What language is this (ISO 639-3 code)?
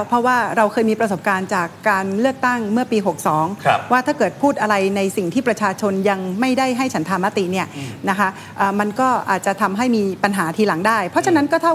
tha